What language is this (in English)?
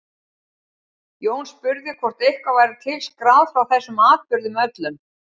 Icelandic